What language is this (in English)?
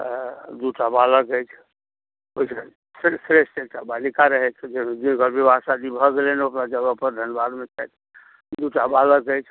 Maithili